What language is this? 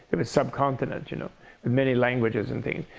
English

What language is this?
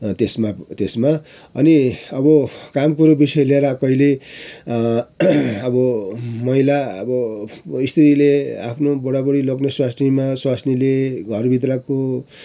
Nepali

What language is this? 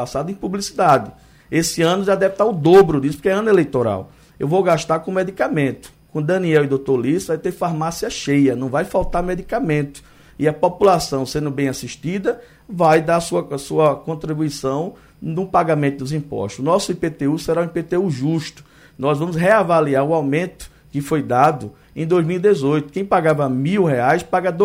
Portuguese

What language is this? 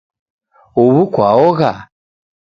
Taita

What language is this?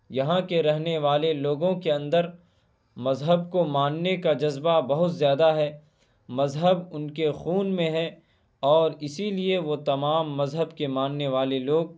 Urdu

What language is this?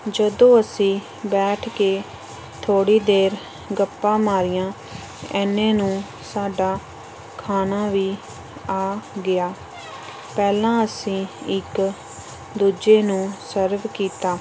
Punjabi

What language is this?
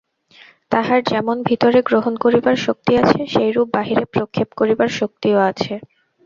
Bangla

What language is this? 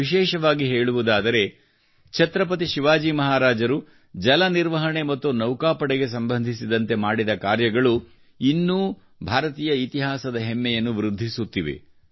Kannada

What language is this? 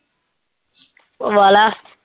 Punjabi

